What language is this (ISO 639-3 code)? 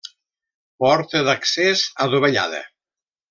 cat